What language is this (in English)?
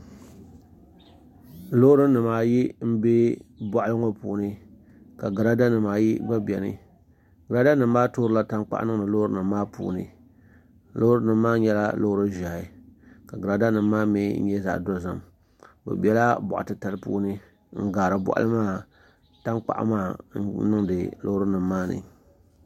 Dagbani